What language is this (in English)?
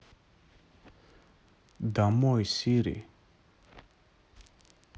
Russian